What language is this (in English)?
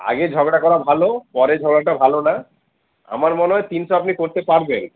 Bangla